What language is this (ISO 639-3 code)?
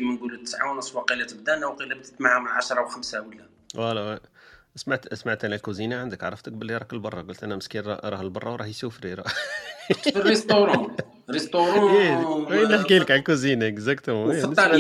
ara